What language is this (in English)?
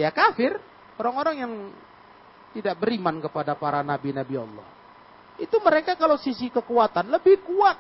Indonesian